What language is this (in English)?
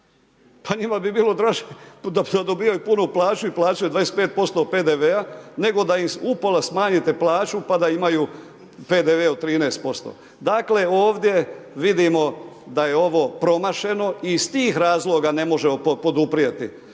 Croatian